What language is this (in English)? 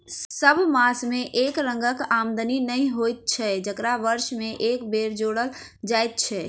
Maithili